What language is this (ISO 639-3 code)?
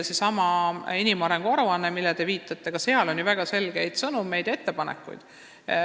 est